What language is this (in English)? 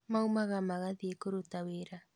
Kikuyu